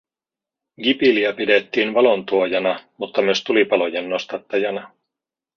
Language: Finnish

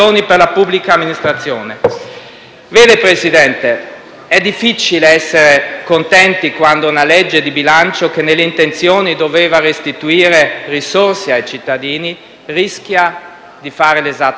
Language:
Italian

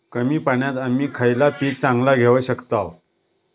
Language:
Marathi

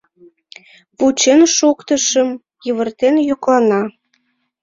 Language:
Mari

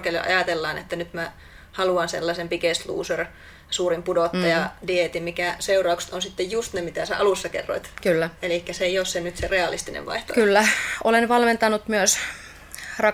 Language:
Finnish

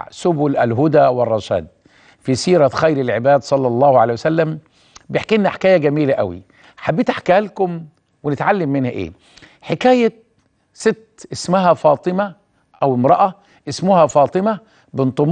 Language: Arabic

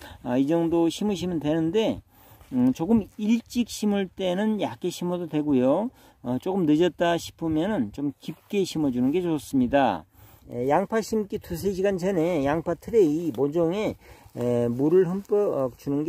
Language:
Korean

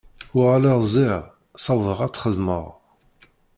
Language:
Kabyle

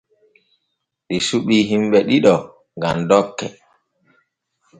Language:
Borgu Fulfulde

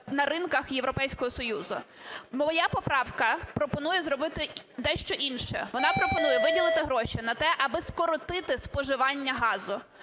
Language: Ukrainian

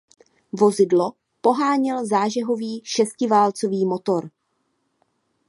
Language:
Czech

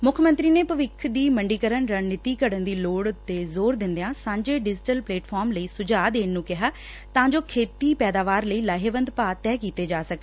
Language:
Punjabi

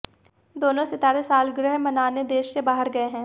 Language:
Hindi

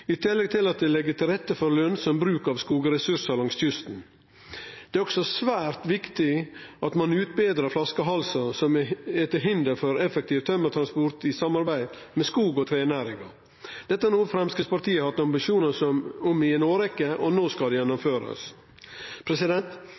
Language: Norwegian Nynorsk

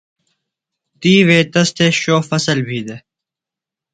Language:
Phalura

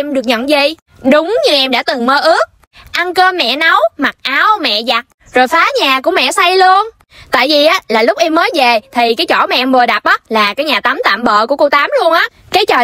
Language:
Vietnamese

